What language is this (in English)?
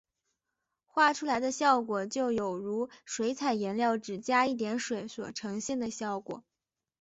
Chinese